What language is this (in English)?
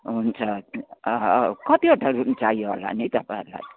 Nepali